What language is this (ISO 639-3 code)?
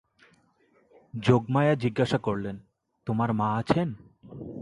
ben